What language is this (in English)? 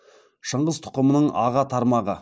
Kazakh